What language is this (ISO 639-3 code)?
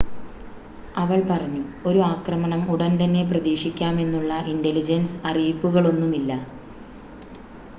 mal